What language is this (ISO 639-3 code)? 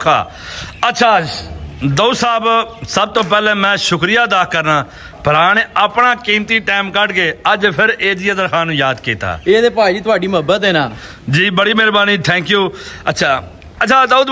pan